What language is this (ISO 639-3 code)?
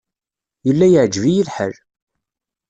kab